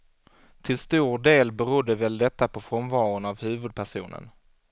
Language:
Swedish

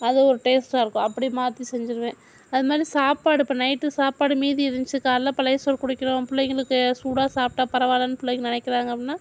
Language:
Tamil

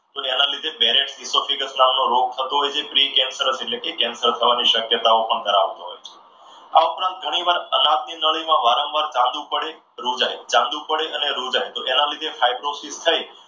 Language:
Gujarati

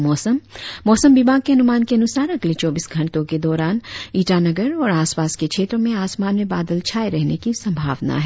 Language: Hindi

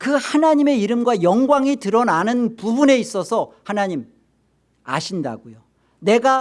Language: Korean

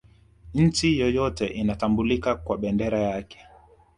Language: Swahili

